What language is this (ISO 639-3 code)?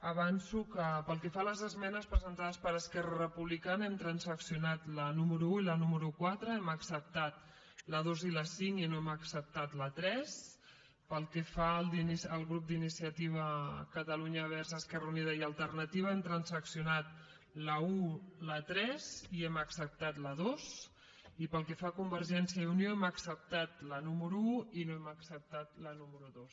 cat